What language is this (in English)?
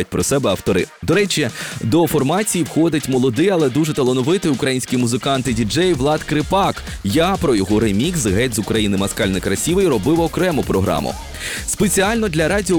Ukrainian